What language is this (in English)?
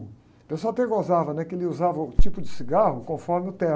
Portuguese